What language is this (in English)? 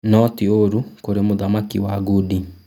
Kikuyu